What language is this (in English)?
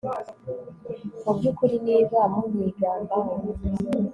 Kinyarwanda